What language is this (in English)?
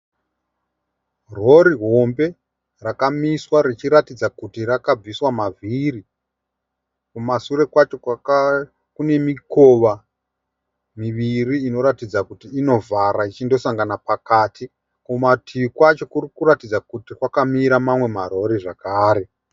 Shona